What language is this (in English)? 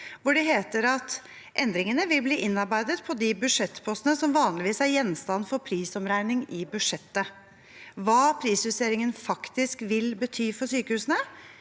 Norwegian